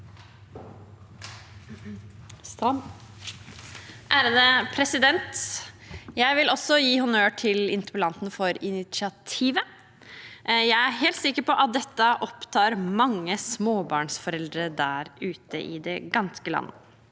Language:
Norwegian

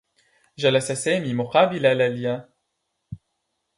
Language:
Arabic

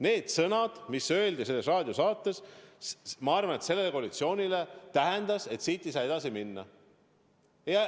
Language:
Estonian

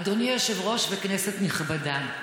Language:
Hebrew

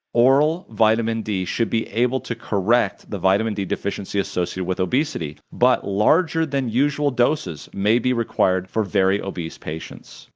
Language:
English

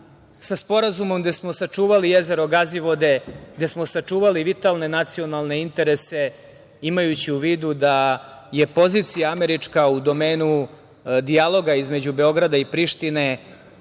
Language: Serbian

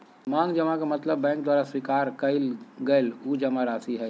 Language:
Magahi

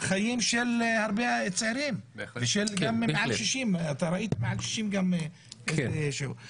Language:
Hebrew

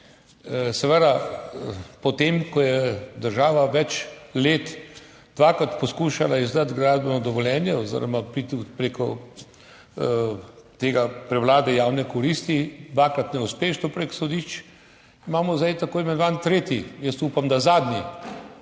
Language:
Slovenian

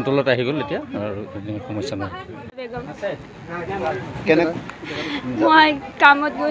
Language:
Thai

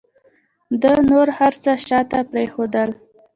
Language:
Pashto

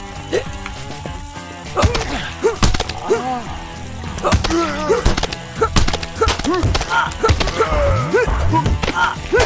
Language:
Portuguese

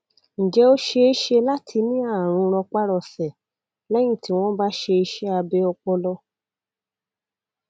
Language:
Yoruba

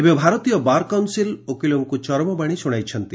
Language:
Odia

